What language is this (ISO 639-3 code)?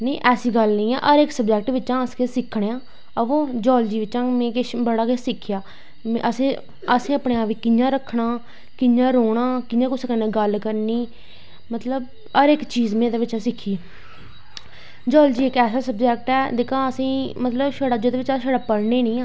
doi